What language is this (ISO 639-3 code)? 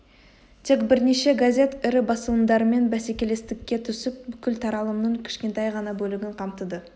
kaz